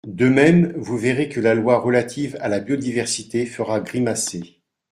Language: French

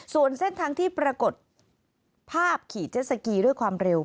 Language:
Thai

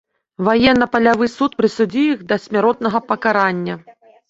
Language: Belarusian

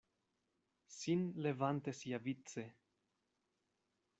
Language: Esperanto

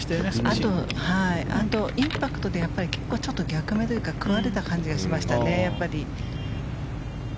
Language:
Japanese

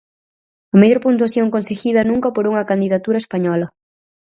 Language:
Galician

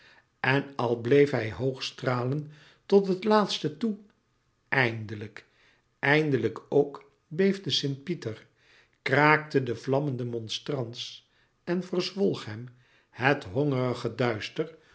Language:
Dutch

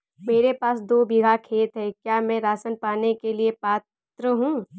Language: Hindi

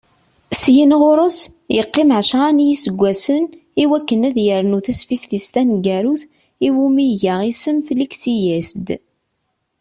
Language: Kabyle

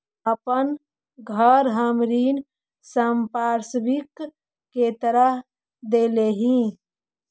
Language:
Magahi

